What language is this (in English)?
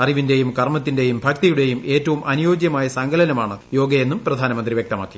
Malayalam